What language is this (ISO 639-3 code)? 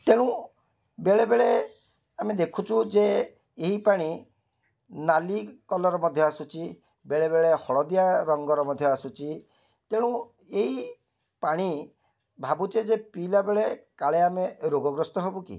ori